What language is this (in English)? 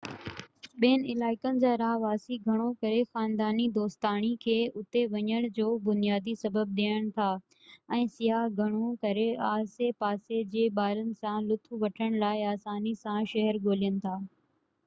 Sindhi